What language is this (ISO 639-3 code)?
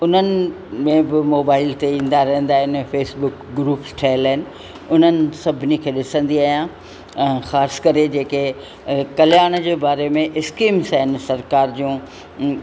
snd